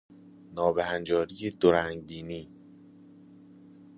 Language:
Persian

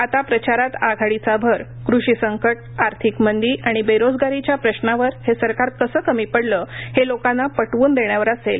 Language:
Marathi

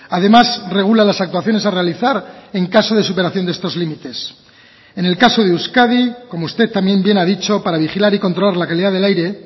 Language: Spanish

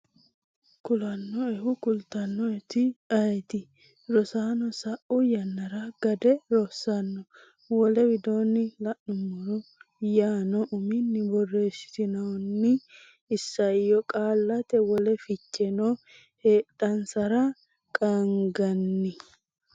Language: Sidamo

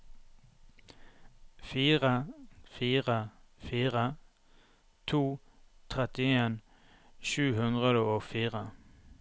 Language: Norwegian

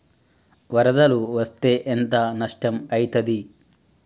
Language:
Telugu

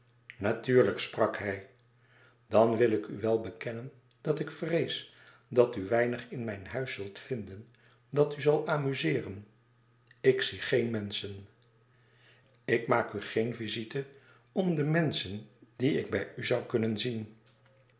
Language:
Dutch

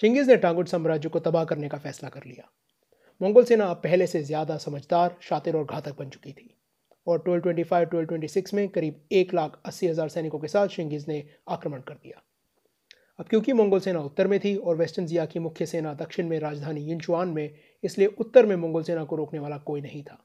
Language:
Hindi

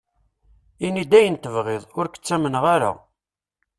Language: Kabyle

